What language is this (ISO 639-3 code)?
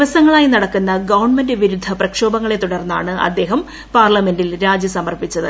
mal